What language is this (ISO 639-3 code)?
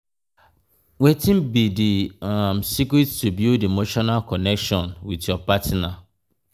pcm